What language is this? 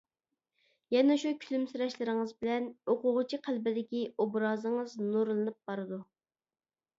Uyghur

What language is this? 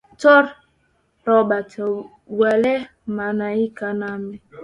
Swahili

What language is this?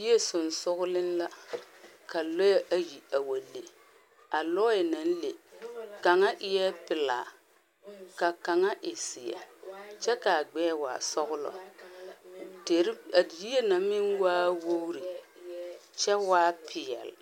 Southern Dagaare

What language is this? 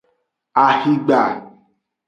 Aja (Benin)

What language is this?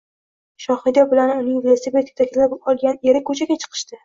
Uzbek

